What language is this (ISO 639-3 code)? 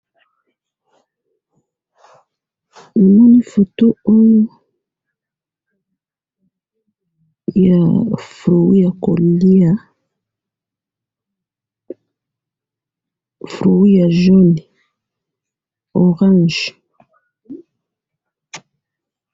lin